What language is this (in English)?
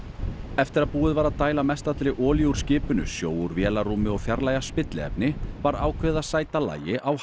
Icelandic